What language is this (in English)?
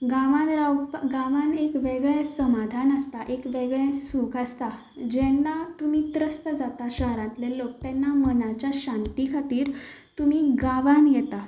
Konkani